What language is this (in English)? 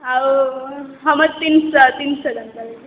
Odia